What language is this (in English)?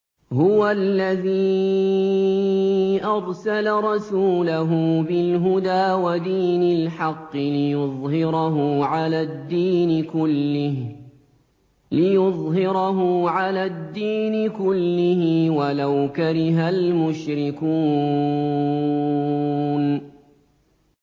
Arabic